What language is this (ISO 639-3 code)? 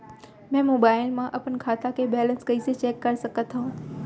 hne